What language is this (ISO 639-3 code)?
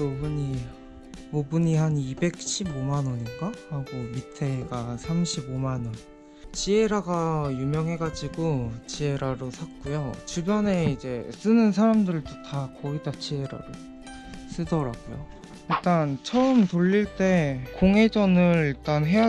kor